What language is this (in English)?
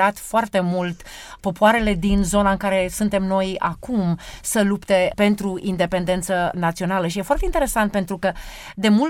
Romanian